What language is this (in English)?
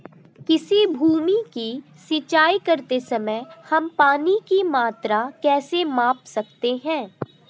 Hindi